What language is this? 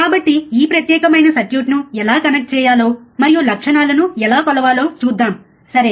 Telugu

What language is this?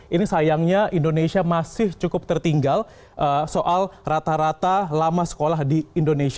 Indonesian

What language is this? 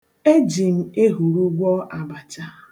Igbo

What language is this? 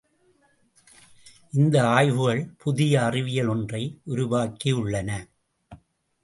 Tamil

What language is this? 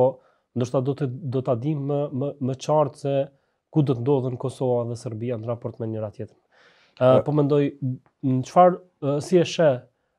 Romanian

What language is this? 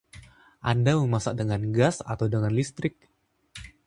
Indonesian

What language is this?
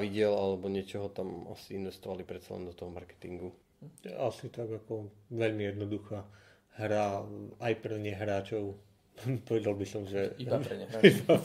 Slovak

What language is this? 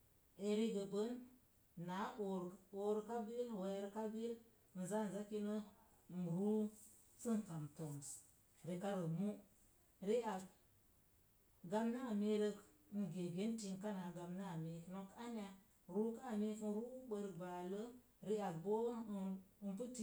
Mom Jango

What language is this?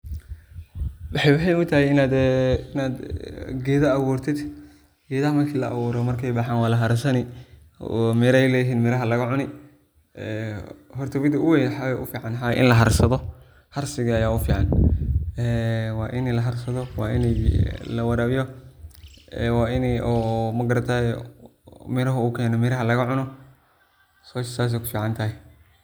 Somali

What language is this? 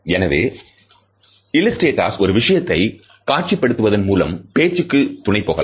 Tamil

